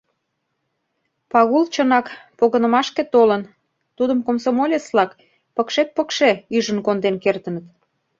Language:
Mari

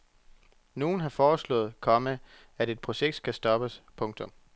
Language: Danish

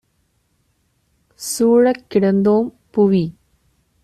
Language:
Tamil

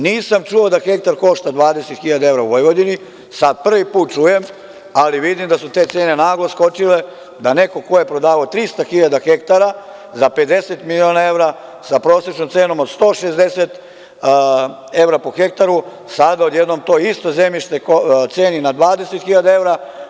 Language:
Serbian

